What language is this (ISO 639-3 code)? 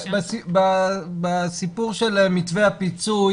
heb